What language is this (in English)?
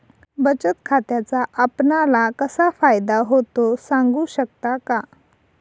Marathi